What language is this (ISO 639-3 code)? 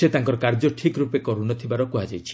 ori